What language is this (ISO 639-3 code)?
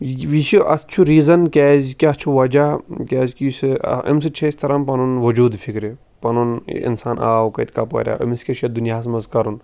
kas